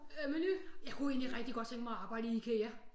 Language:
Danish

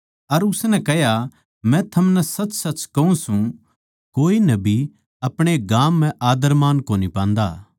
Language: Haryanvi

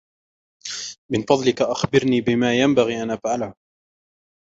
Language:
Arabic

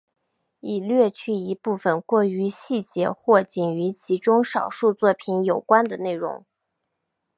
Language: Chinese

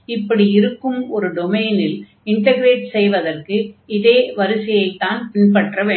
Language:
Tamil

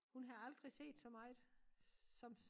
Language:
Danish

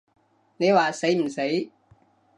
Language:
Cantonese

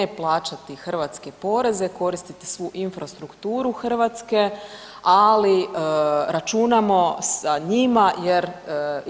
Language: Croatian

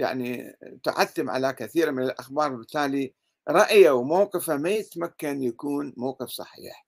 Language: Arabic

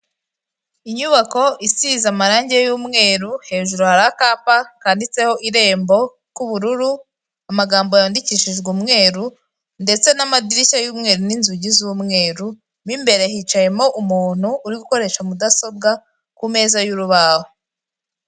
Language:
Kinyarwanda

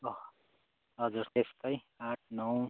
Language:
Nepali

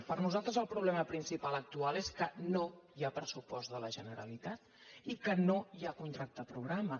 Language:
Catalan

